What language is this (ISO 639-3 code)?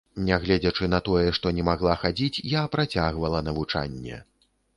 bel